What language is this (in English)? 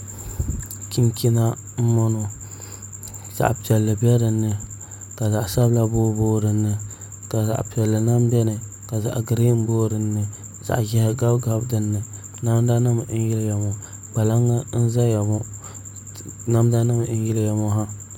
Dagbani